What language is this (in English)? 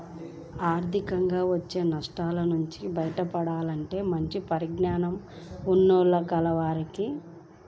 Telugu